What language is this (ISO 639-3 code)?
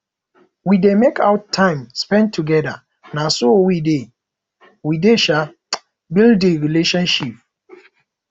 pcm